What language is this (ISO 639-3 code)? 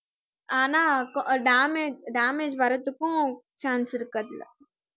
tam